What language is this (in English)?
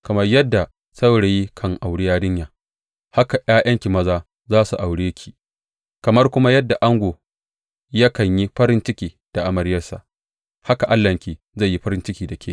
Hausa